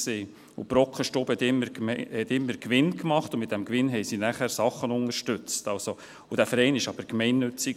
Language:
Swiss German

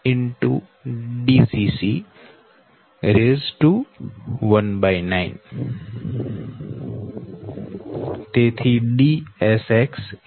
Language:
Gujarati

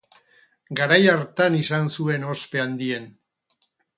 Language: Basque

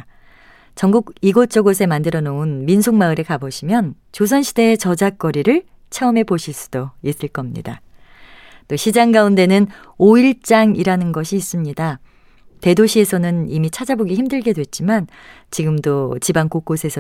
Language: Korean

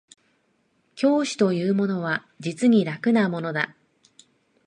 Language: Japanese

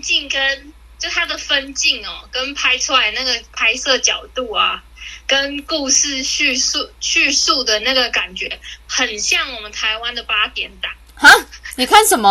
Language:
Chinese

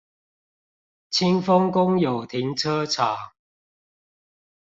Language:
Chinese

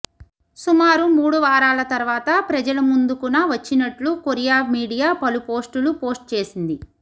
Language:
Telugu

